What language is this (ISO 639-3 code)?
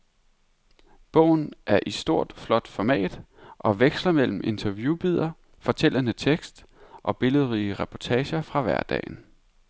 dan